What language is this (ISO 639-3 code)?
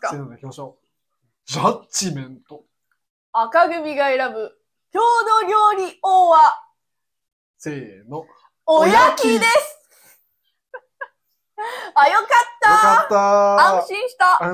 jpn